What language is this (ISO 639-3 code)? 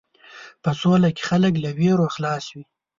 pus